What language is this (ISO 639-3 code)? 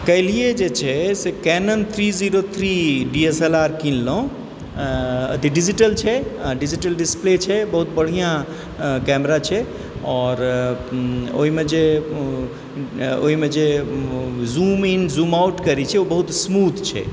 mai